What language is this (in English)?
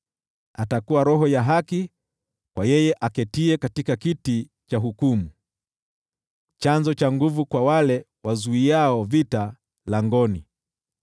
Swahili